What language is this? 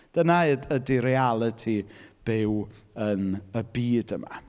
Welsh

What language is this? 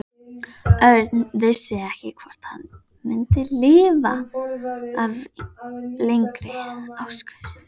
Icelandic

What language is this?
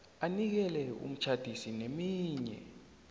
South Ndebele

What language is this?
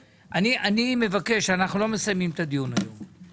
Hebrew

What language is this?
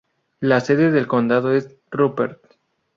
Spanish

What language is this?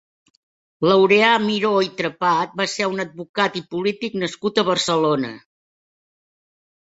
Catalan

